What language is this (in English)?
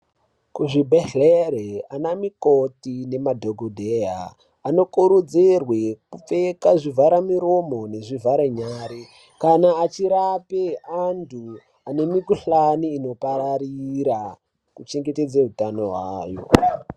Ndau